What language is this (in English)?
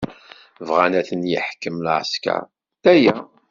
Kabyle